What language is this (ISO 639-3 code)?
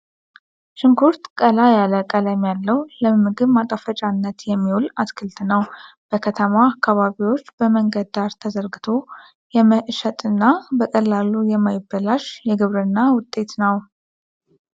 amh